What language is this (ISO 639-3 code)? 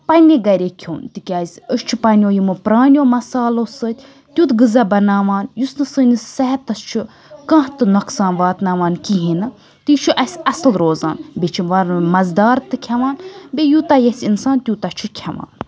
kas